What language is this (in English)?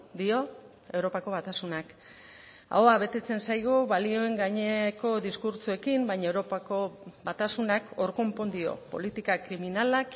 Basque